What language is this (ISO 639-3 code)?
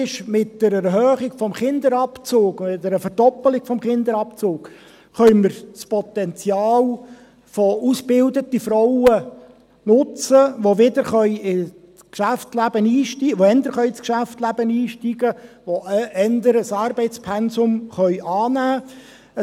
gsw